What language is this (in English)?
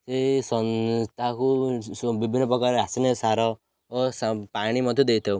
Odia